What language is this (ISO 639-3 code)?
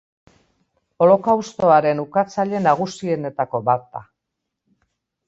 eus